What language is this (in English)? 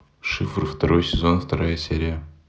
Russian